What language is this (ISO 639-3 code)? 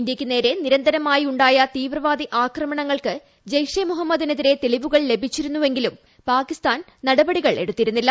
mal